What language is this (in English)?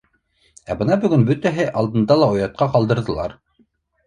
Bashkir